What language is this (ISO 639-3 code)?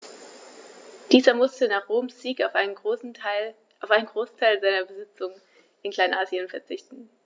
deu